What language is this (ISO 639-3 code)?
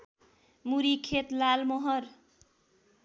nep